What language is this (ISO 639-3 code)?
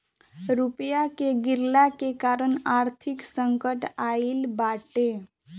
bho